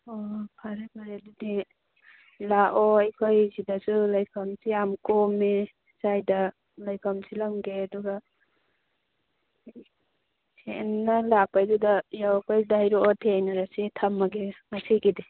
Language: Manipuri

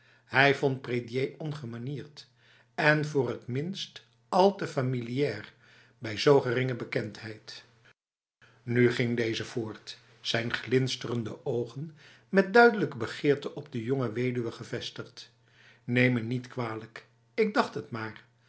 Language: Dutch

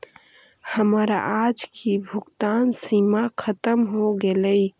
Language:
Magahi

